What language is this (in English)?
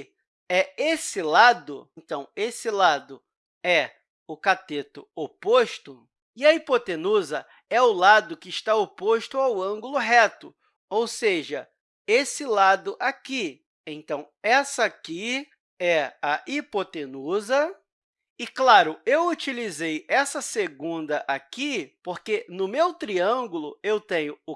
Portuguese